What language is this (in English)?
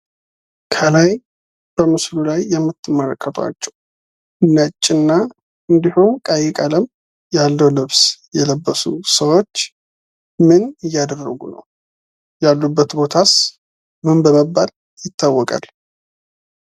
Amharic